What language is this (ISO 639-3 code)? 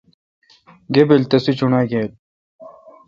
xka